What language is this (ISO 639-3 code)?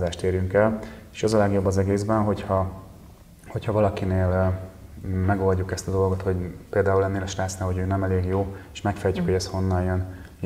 hun